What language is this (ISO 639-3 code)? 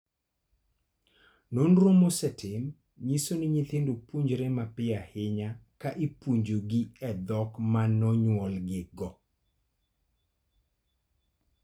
luo